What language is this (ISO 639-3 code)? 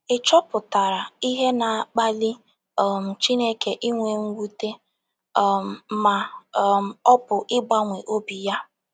ibo